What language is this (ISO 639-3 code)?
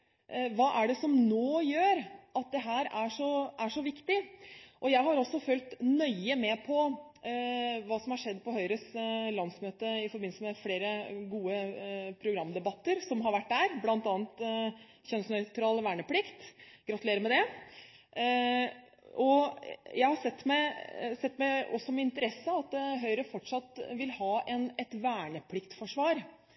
nob